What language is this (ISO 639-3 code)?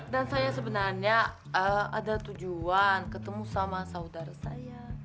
ind